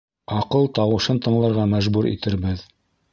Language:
Bashkir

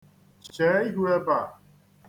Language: Igbo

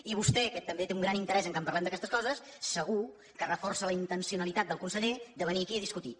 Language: Catalan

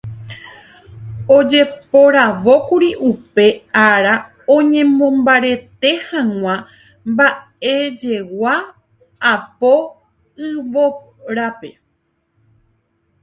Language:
Guarani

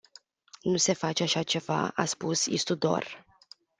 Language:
Romanian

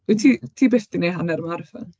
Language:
Welsh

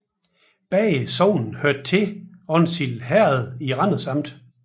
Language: Danish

